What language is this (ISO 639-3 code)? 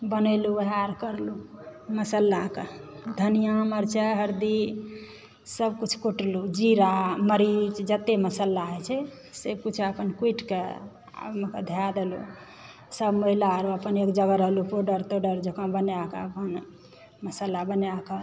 mai